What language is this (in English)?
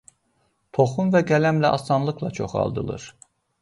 Azerbaijani